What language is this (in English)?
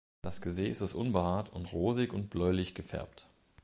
German